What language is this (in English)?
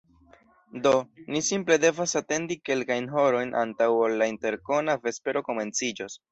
Esperanto